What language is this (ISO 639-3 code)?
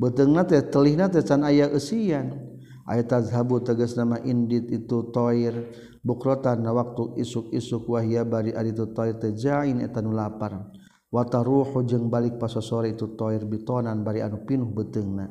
msa